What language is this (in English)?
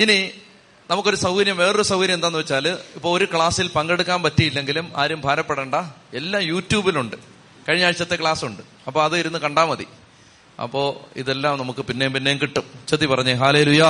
Malayalam